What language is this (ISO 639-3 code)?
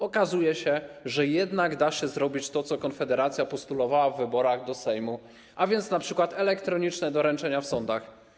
pol